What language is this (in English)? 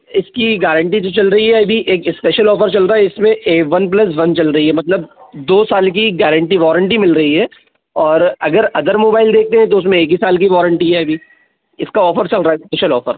Hindi